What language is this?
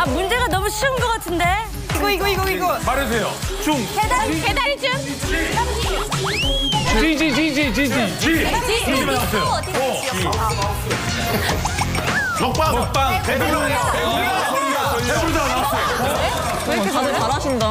Korean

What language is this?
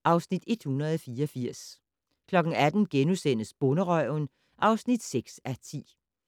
Danish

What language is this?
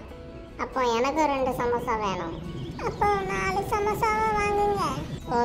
Turkish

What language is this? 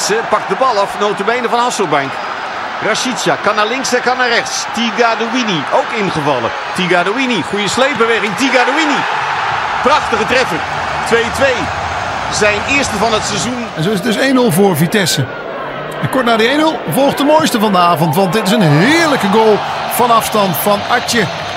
Dutch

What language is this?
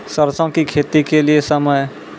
Maithili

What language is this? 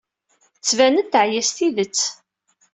Kabyle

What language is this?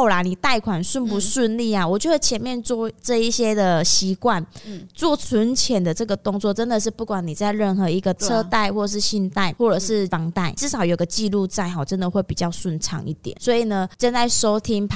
Chinese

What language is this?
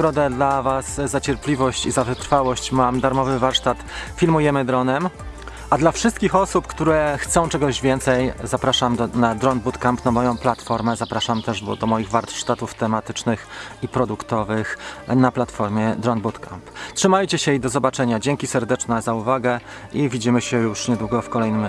Polish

